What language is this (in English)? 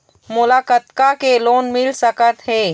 Chhattisgarhi